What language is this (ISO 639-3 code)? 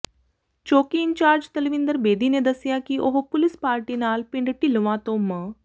pan